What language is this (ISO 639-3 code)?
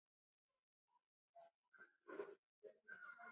isl